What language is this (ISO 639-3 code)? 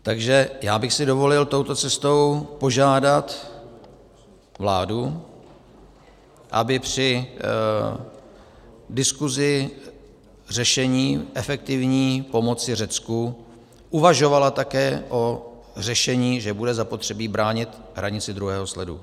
ces